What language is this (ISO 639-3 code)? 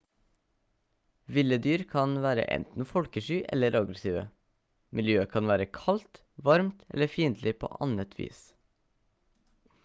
nob